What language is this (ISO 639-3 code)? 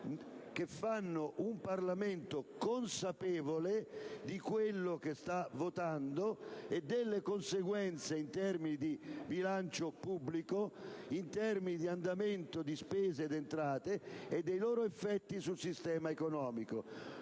ita